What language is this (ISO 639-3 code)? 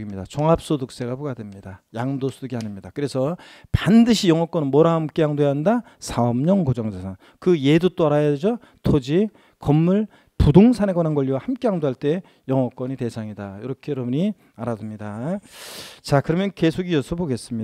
kor